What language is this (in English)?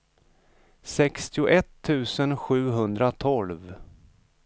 Swedish